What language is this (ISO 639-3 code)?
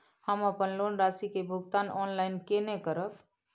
mai